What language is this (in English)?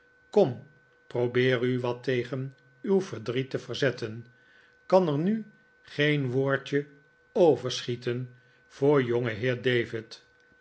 Dutch